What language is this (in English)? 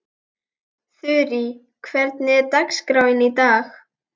Icelandic